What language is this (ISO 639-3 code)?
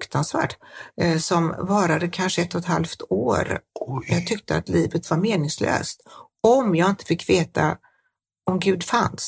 swe